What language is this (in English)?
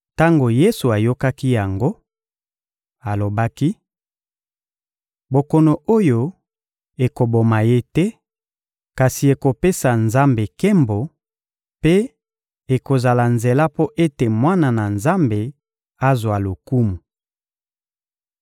Lingala